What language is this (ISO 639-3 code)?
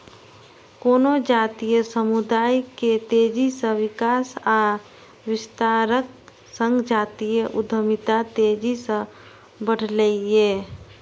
mai